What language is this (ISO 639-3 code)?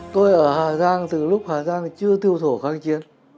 vie